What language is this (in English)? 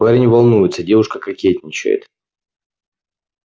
Russian